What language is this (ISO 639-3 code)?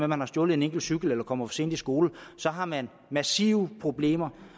dan